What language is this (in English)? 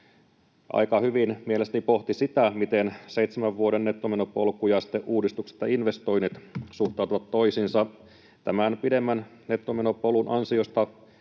Finnish